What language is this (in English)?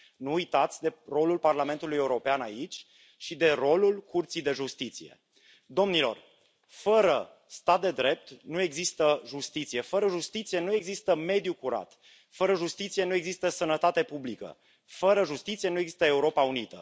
Romanian